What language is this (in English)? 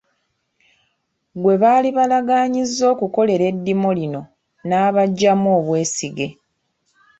Ganda